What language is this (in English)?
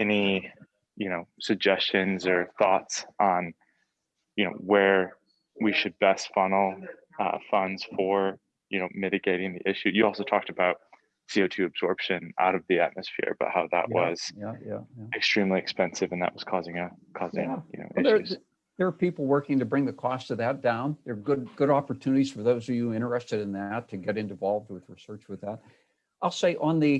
English